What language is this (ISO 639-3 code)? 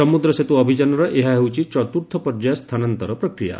ori